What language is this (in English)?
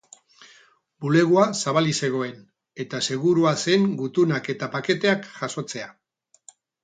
Basque